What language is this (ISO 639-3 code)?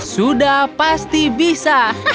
ind